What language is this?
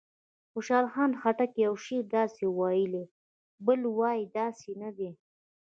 Pashto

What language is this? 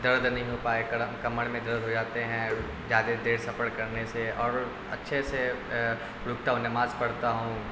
Urdu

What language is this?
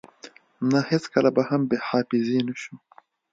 Pashto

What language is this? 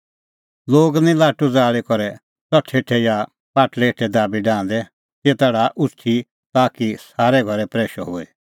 Kullu Pahari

